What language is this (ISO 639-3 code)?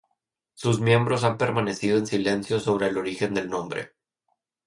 spa